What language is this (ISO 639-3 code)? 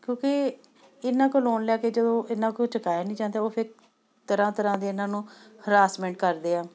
pan